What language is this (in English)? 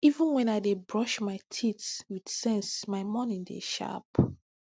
Nigerian Pidgin